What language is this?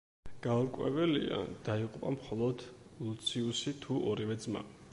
Georgian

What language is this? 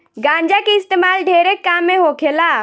Bhojpuri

